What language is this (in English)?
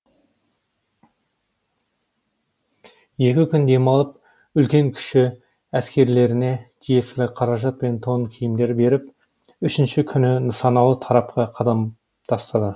Kazakh